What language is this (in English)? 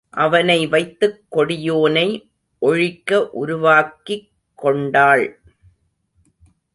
Tamil